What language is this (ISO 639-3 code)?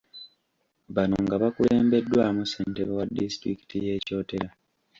lug